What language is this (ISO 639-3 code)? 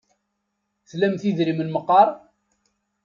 kab